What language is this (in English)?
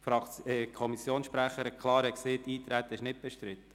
Swiss German